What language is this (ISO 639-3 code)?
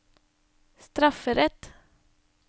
nor